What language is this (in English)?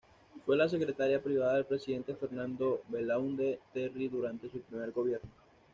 Spanish